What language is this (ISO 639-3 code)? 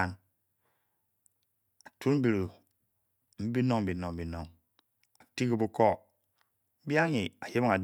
bky